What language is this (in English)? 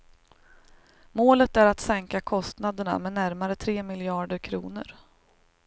Swedish